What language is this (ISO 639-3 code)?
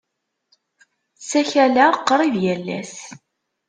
kab